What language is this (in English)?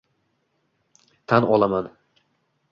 Uzbek